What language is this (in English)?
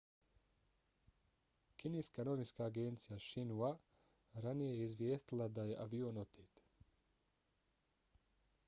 Bosnian